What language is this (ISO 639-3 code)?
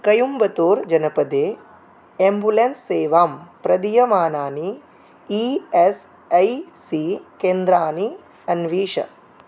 san